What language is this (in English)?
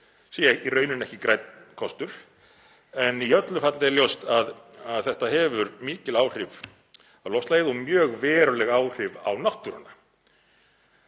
Icelandic